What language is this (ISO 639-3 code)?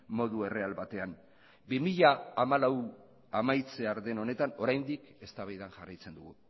eus